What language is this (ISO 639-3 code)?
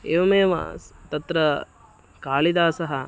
san